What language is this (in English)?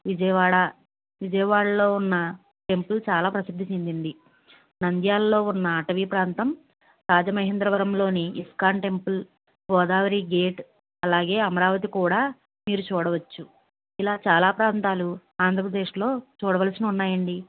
Telugu